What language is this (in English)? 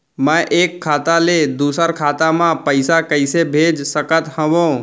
Chhattisgarhi